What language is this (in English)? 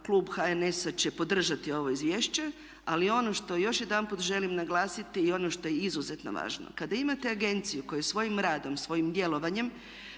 Croatian